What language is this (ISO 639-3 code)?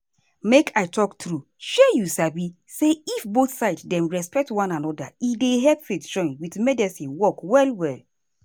pcm